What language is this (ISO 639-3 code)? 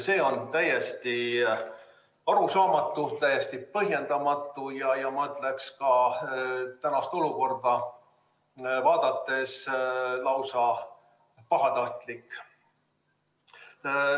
est